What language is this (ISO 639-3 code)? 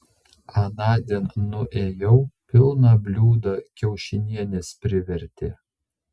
lit